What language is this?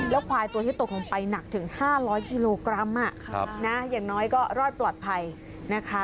Thai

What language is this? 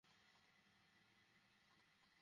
Bangla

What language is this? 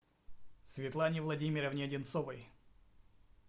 Russian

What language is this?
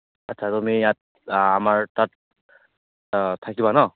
Assamese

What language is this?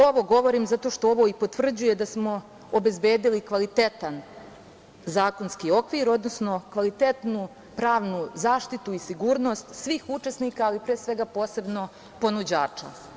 Serbian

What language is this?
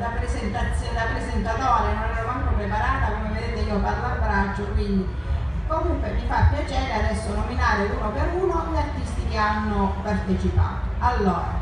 Italian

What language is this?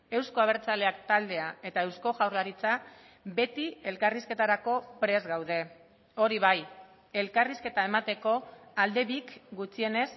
Basque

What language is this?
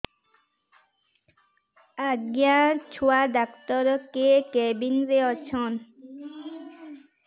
Odia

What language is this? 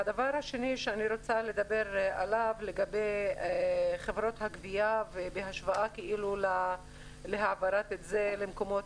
Hebrew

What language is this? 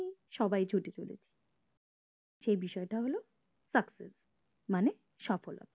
Bangla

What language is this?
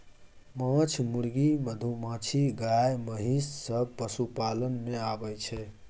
Maithili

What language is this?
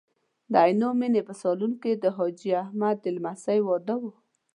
Pashto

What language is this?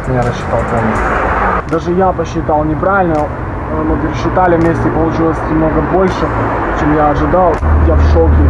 Russian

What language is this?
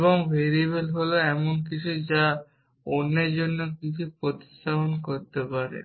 Bangla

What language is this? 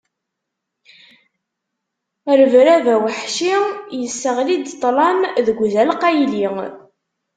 Kabyle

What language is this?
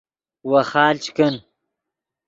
Yidgha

